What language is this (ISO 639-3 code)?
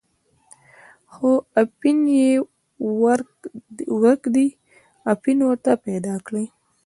pus